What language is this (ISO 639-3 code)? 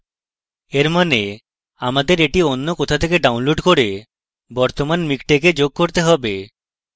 ben